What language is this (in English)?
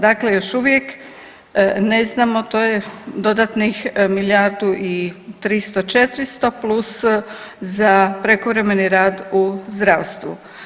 Croatian